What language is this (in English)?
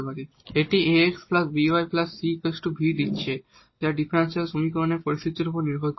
Bangla